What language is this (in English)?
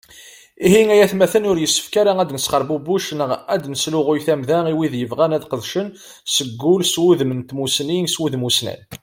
Kabyle